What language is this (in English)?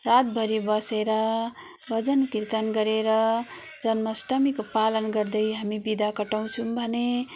Nepali